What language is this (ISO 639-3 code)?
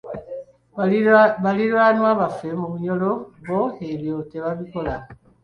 lug